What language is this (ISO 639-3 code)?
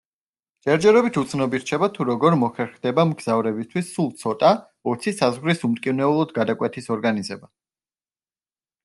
kat